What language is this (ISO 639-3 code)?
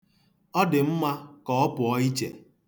ibo